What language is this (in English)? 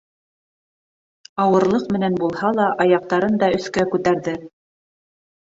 Bashkir